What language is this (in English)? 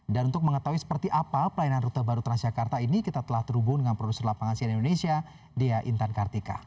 Indonesian